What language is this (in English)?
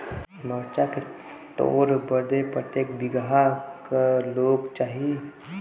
Bhojpuri